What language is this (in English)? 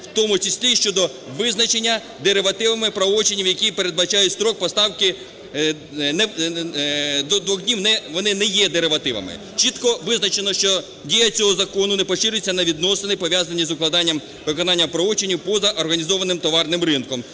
Ukrainian